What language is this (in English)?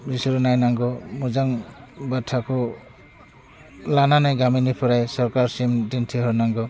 Bodo